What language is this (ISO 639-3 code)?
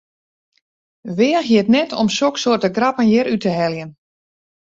fry